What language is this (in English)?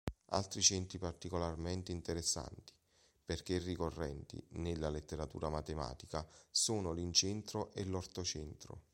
Italian